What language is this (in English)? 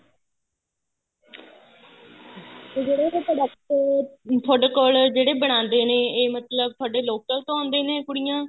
Punjabi